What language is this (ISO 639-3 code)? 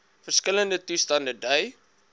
afr